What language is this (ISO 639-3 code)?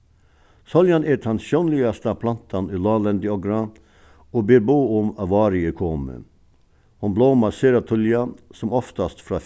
fao